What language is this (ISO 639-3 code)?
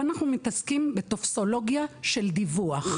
heb